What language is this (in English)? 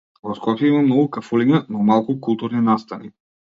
Macedonian